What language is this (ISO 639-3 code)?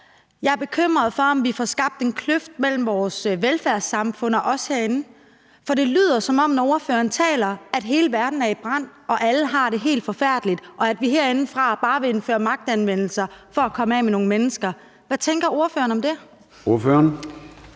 dan